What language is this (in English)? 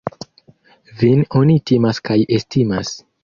Esperanto